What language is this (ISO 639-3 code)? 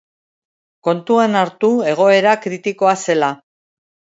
eus